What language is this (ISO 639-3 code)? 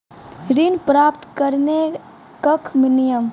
mai